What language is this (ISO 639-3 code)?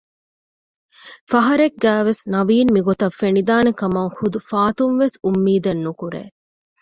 div